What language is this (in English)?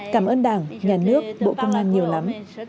Vietnamese